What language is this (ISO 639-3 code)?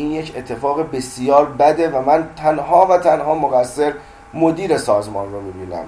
fas